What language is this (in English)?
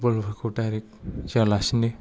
Bodo